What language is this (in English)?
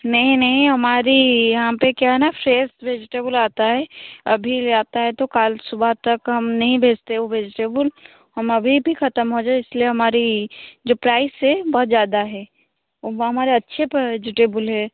Hindi